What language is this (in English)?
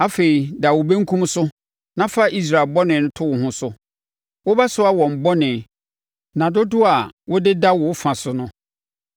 Akan